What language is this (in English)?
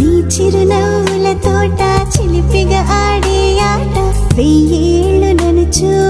Telugu